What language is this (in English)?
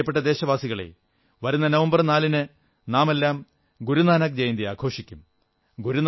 Malayalam